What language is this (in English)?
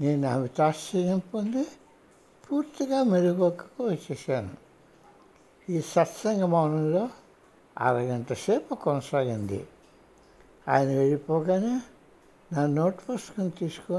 Hindi